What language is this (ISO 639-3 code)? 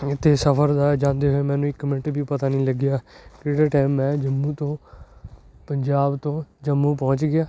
pan